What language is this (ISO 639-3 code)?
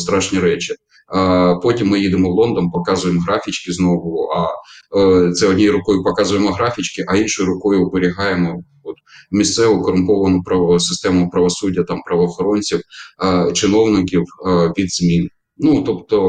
ukr